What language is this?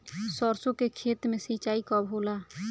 Bhojpuri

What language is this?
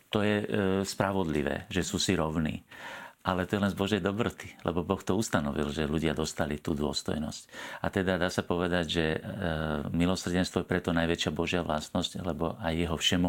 Slovak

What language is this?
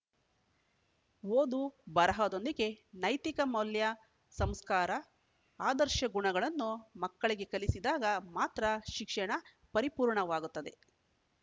Kannada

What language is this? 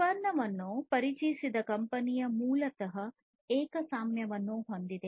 Kannada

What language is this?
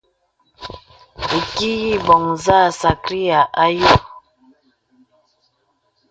Bebele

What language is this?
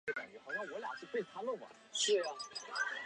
Chinese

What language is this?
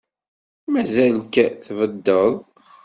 Kabyle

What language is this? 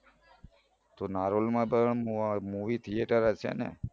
Gujarati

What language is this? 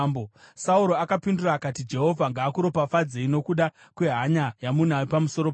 Shona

